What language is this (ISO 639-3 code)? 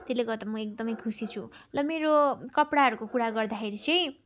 nep